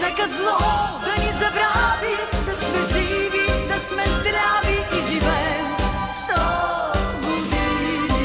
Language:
Bulgarian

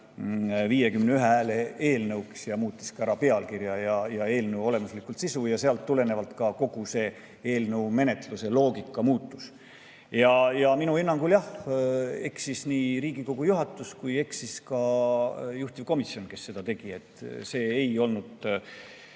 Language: Estonian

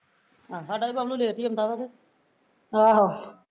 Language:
Punjabi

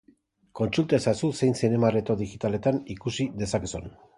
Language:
Basque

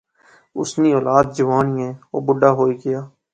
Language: Pahari-Potwari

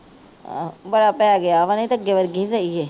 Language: Punjabi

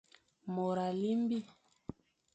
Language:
Fang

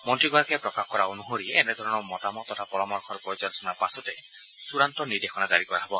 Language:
Assamese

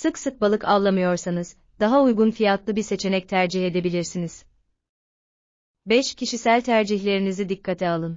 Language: Turkish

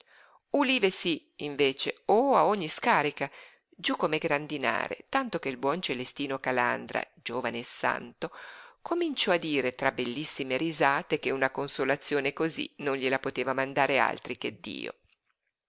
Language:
Italian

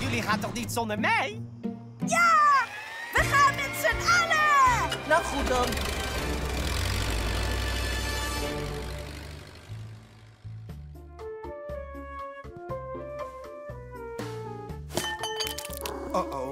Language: Dutch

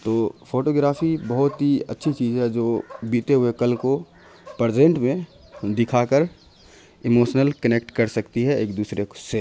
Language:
Urdu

